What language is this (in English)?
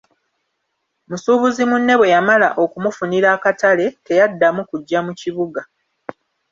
Ganda